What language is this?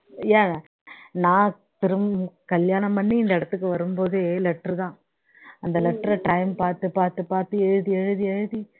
Tamil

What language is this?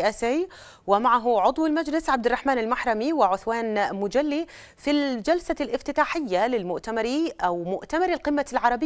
Arabic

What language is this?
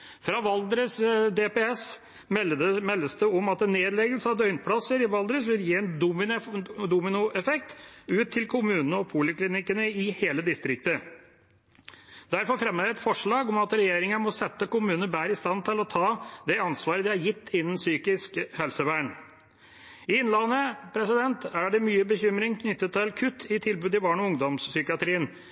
Norwegian Bokmål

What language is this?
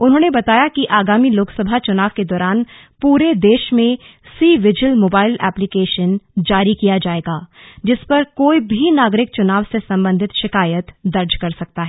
Hindi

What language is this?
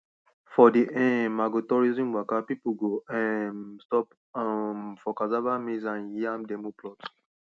Nigerian Pidgin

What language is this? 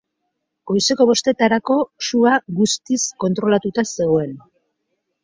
Basque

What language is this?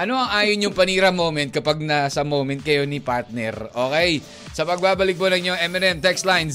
Filipino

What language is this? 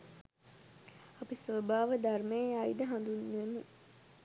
Sinhala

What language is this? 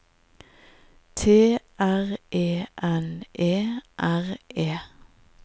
Norwegian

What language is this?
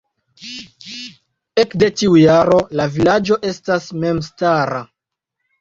Esperanto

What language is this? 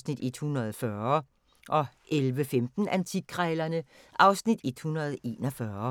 Danish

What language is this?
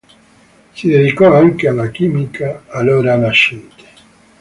Italian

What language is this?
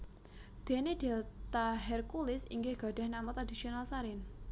Javanese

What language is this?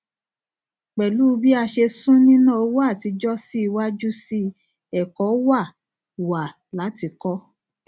Yoruba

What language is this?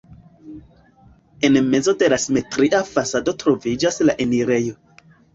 Esperanto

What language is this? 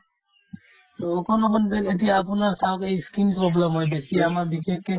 Assamese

